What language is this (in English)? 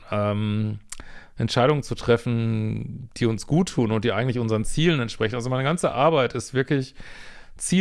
German